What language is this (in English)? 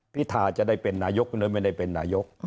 Thai